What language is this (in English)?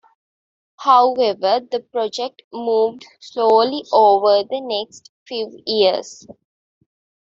English